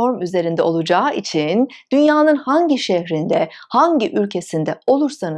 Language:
Turkish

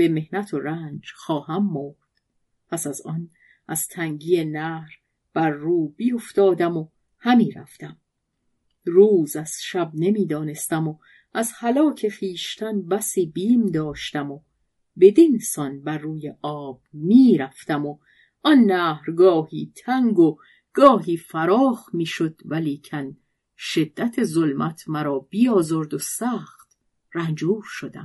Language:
Persian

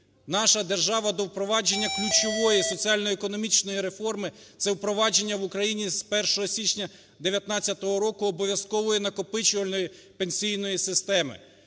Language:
Ukrainian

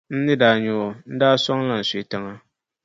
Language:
Dagbani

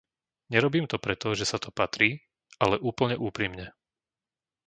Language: Slovak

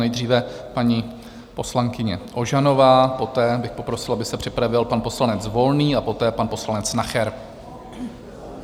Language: Czech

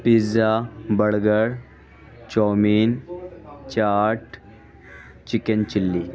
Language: Urdu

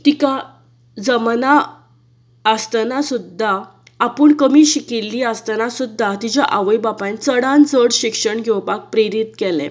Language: Konkani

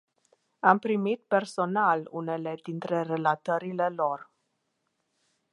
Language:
Romanian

